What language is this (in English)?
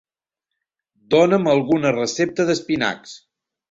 Catalan